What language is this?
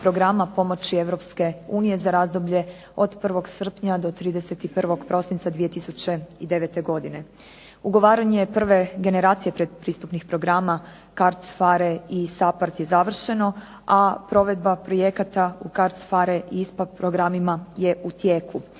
Croatian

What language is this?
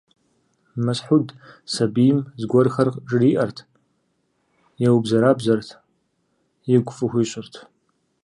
Kabardian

